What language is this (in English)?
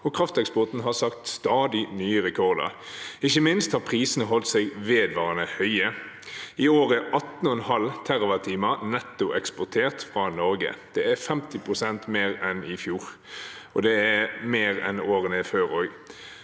Norwegian